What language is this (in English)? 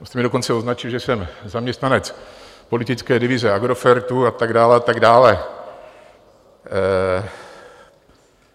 Czech